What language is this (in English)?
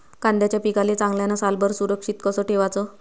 Marathi